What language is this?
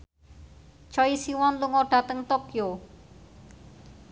Javanese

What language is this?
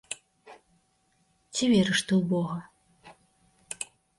Belarusian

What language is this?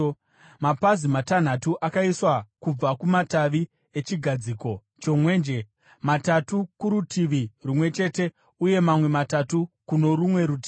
Shona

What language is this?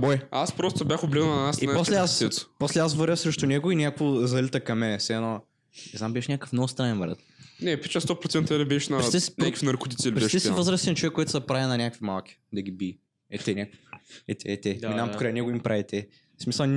Bulgarian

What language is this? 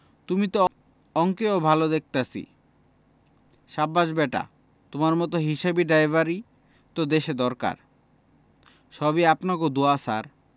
Bangla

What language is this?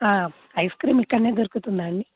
Telugu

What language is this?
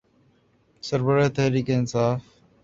Urdu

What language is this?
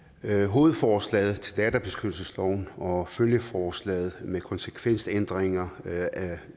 Danish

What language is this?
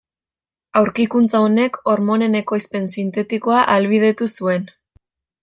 Basque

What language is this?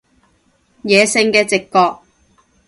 Cantonese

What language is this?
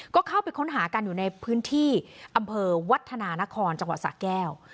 Thai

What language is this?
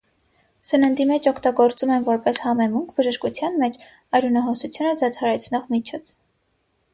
Armenian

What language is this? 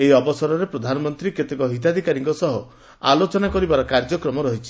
Odia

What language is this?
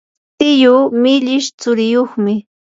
Yanahuanca Pasco Quechua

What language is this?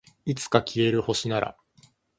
Japanese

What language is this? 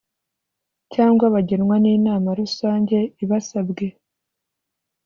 Kinyarwanda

